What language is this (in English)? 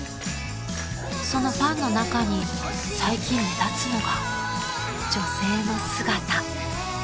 Japanese